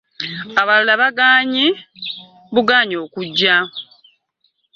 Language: Ganda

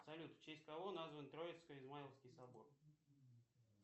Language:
Russian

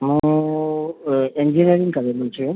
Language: Gujarati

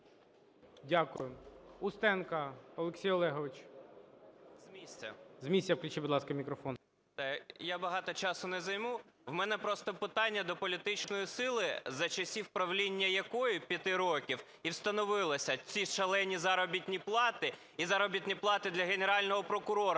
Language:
Ukrainian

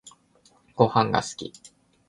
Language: Japanese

